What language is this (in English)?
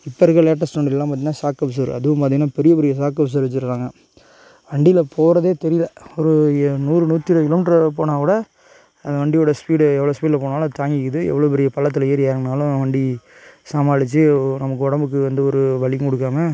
Tamil